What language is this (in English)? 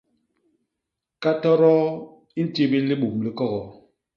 Basaa